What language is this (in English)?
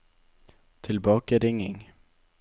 Norwegian